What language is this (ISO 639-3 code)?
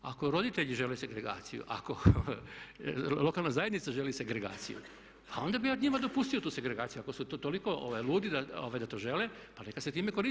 hrv